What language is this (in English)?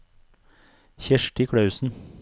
Norwegian